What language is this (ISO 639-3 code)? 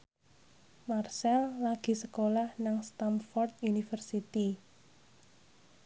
jav